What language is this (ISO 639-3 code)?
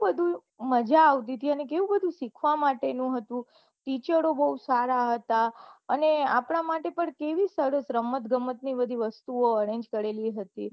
guj